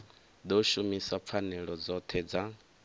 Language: Venda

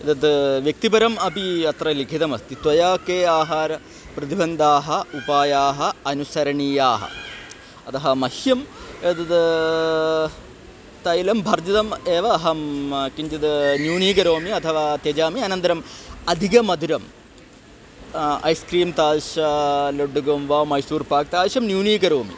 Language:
Sanskrit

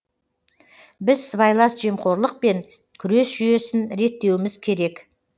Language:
Kazakh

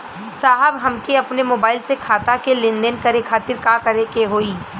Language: Bhojpuri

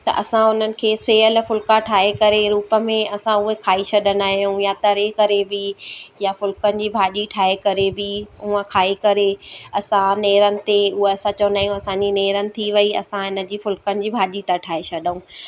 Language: Sindhi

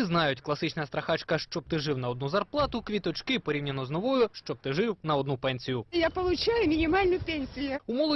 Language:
Russian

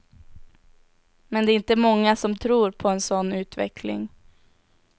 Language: Swedish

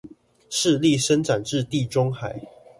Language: Chinese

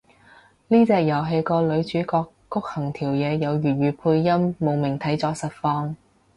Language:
Cantonese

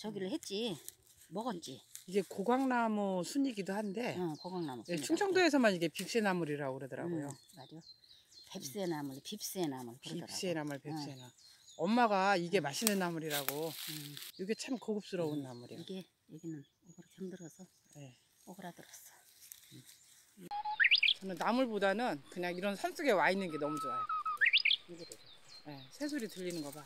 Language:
Korean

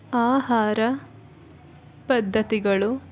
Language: Kannada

